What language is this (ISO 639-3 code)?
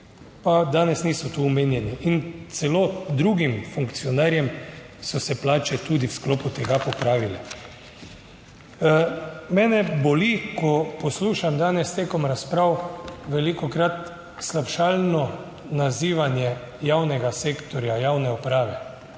slv